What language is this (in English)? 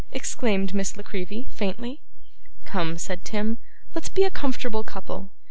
English